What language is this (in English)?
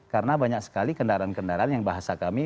Indonesian